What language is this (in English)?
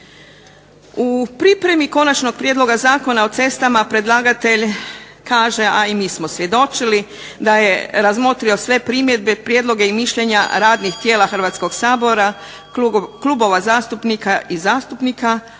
Croatian